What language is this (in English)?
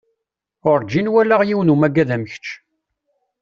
Kabyle